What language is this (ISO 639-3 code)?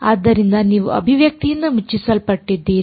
kan